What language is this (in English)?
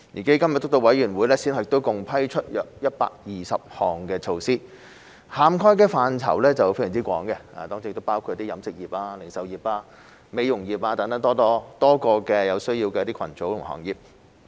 Cantonese